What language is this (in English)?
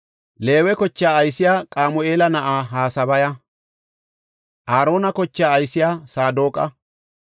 Gofa